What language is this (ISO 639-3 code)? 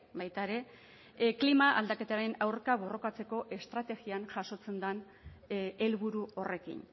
eus